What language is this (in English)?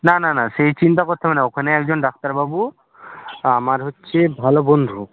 Bangla